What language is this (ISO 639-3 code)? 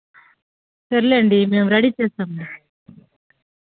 tel